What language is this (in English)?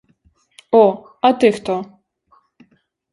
Ukrainian